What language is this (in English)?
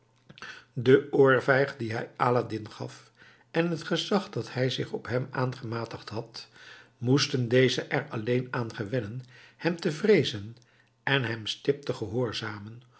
Dutch